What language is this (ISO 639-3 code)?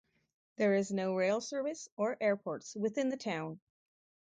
eng